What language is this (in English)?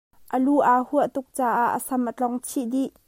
Hakha Chin